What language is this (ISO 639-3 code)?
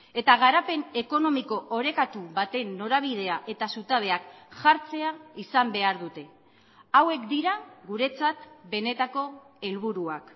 eus